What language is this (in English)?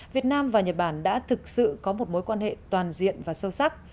Vietnamese